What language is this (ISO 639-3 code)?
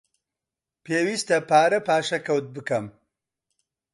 ckb